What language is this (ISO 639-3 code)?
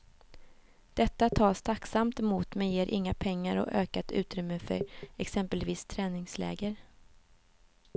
swe